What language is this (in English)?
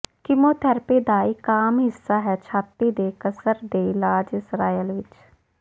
Punjabi